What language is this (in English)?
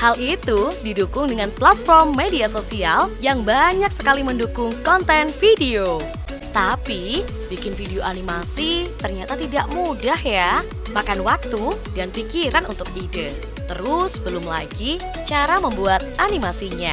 Indonesian